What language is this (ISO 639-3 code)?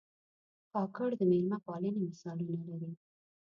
pus